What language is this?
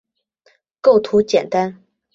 Chinese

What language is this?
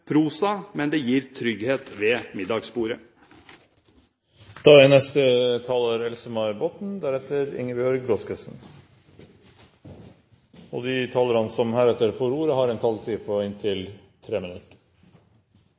Norwegian Bokmål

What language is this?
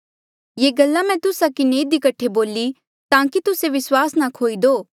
Mandeali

